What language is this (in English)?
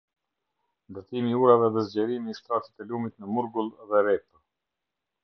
Albanian